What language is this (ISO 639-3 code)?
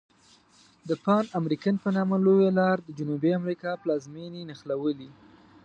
pus